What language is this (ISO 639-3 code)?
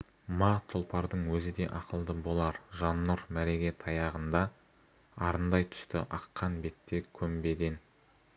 kaz